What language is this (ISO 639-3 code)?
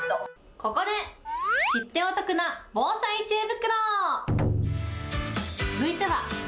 jpn